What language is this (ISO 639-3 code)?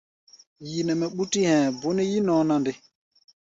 gba